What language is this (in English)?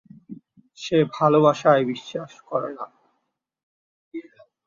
Bangla